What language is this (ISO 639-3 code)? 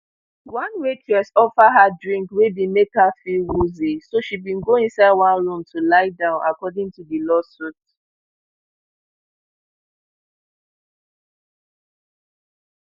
pcm